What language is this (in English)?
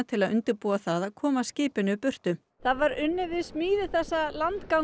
Icelandic